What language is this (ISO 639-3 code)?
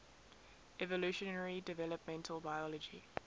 eng